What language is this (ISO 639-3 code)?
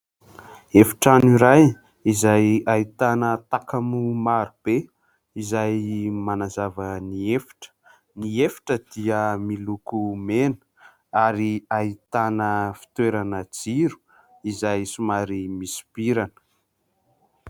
mlg